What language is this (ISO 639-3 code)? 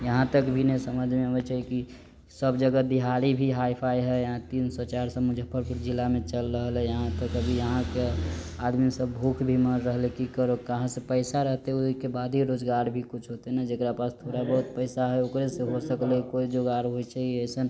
mai